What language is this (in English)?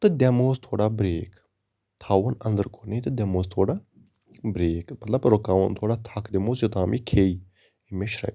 Kashmiri